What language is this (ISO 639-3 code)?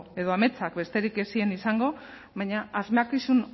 eus